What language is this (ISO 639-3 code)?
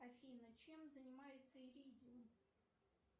rus